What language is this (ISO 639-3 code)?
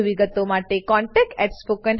guj